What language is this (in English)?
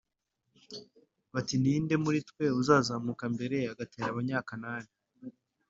Kinyarwanda